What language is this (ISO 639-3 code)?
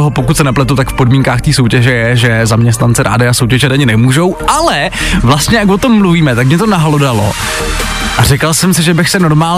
ces